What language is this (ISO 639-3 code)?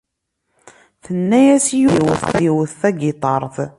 kab